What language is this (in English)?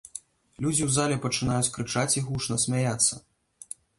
Belarusian